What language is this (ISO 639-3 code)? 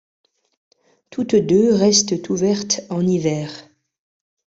fra